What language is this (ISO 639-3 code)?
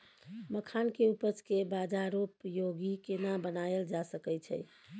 mai